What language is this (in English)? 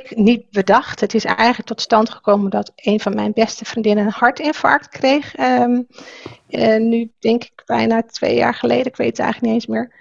Dutch